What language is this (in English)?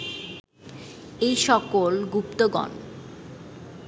Bangla